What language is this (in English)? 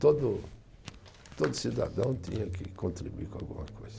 Portuguese